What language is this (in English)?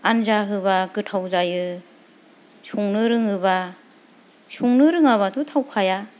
Bodo